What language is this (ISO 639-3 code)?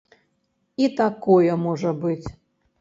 bel